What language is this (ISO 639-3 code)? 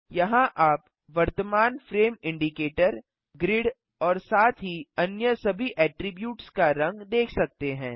hin